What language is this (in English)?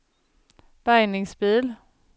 Swedish